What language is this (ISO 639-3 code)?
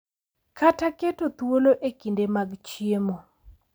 luo